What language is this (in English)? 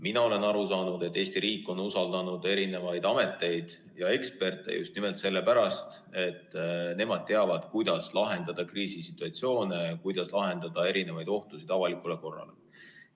Estonian